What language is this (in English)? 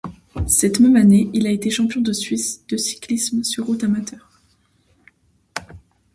French